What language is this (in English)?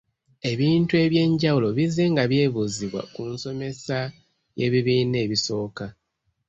Ganda